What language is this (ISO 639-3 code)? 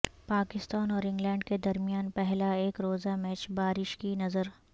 urd